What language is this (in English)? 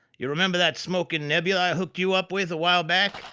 English